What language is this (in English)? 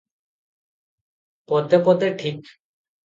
Odia